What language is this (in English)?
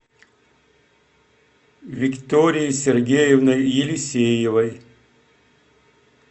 Russian